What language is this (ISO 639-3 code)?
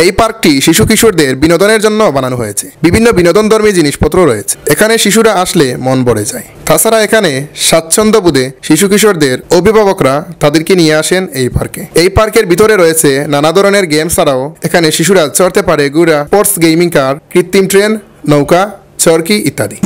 tur